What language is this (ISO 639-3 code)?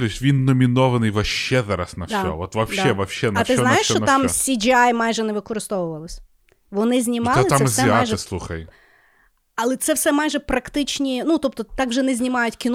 ukr